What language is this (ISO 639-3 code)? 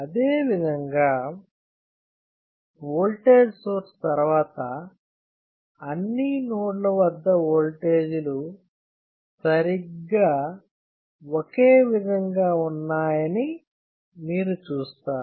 tel